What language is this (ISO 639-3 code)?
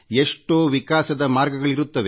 kan